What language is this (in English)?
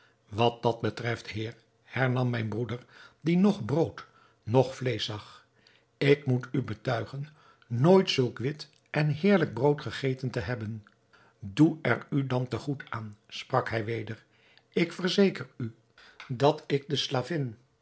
Dutch